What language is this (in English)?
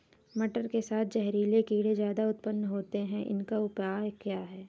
Hindi